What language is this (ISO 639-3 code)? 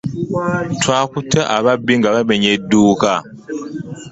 lug